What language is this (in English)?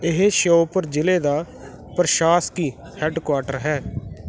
Punjabi